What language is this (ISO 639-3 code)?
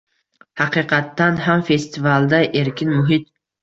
uzb